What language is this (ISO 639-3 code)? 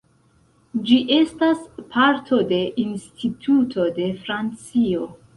epo